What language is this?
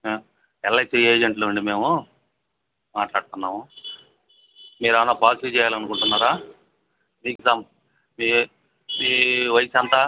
Telugu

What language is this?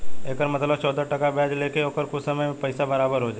Bhojpuri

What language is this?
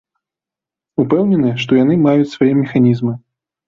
Belarusian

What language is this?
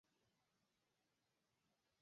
Chinese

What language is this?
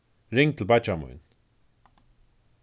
Faroese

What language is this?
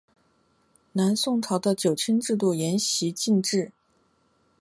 Chinese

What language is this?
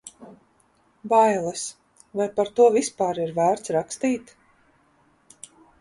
Latvian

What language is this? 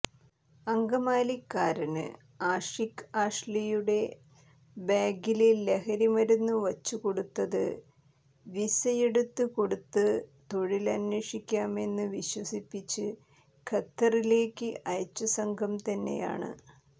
Malayalam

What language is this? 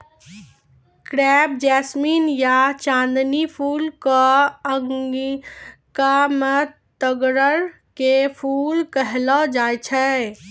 Maithili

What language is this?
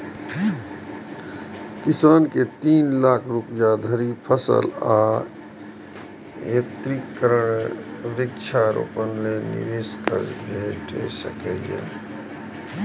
Maithili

